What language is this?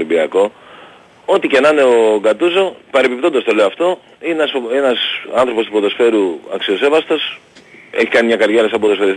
Greek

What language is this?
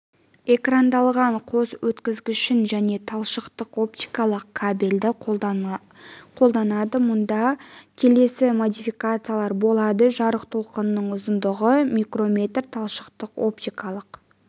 Kazakh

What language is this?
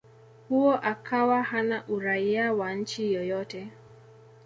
Swahili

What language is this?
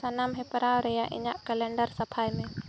Santali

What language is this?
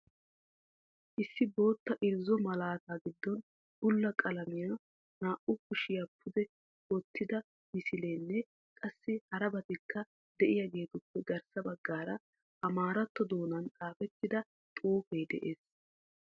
Wolaytta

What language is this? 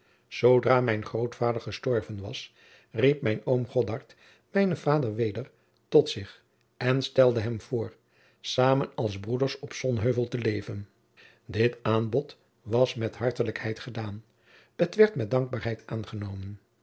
Dutch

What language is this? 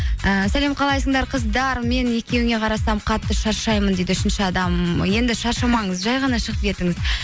Kazakh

